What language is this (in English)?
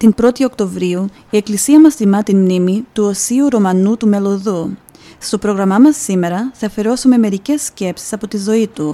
Greek